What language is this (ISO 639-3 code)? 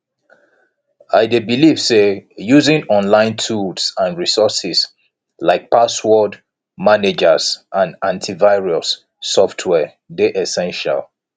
pcm